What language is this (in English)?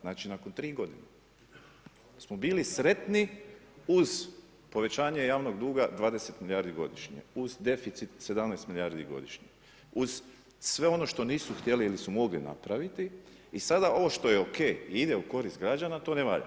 Croatian